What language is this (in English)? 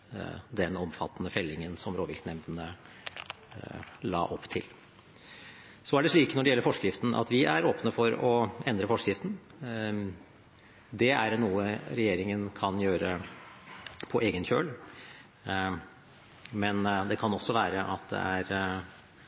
Norwegian Bokmål